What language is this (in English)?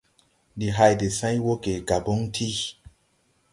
Tupuri